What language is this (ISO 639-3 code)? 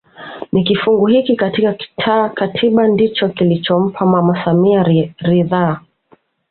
swa